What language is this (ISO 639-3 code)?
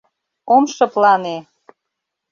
chm